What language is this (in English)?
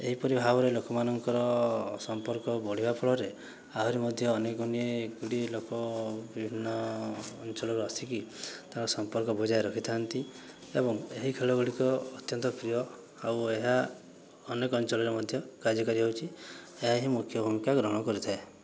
Odia